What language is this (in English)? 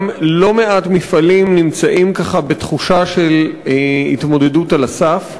Hebrew